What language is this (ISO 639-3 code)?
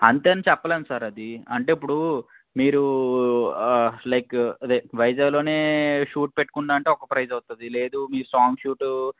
tel